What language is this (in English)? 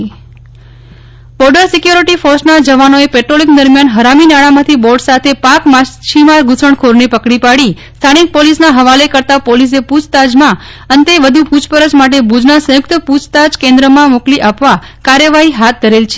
Gujarati